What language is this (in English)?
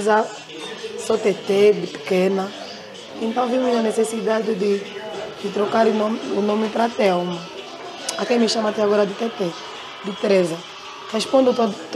Portuguese